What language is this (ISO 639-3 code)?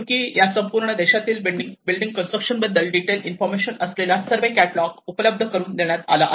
mar